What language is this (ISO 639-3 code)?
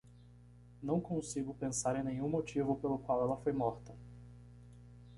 por